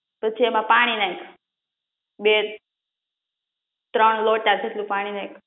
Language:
Gujarati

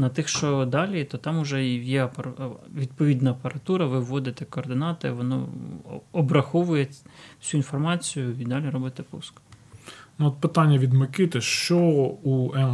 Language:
Ukrainian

